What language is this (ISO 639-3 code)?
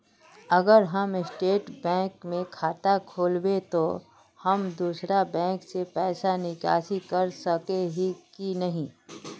mag